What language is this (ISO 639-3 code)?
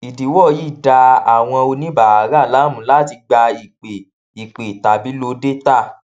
yor